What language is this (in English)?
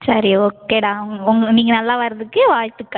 Tamil